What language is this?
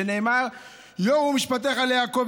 Hebrew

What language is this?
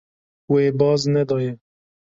Kurdish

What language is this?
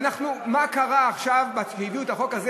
Hebrew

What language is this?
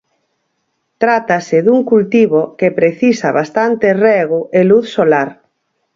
Galician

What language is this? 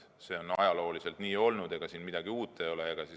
Estonian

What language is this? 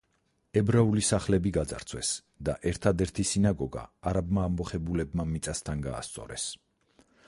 Georgian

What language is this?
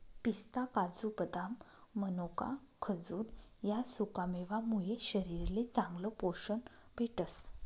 Marathi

